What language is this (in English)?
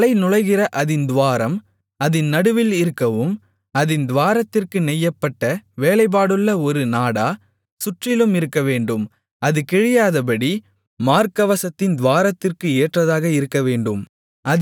Tamil